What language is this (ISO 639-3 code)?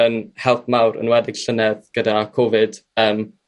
cym